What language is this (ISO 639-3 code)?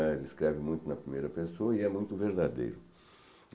por